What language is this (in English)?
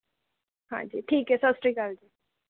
Punjabi